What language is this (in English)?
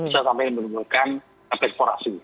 Indonesian